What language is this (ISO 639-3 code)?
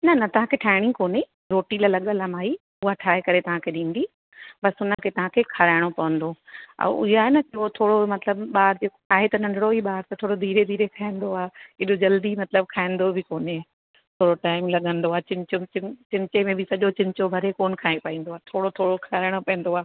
snd